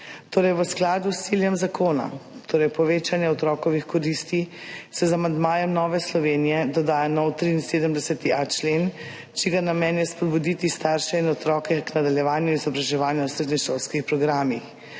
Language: Slovenian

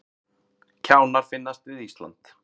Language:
Icelandic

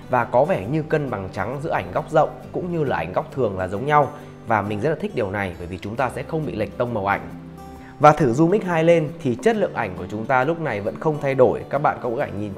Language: Vietnamese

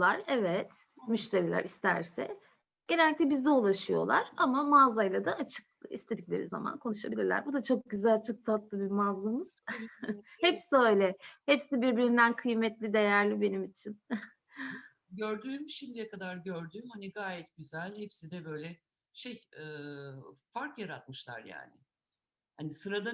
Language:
Turkish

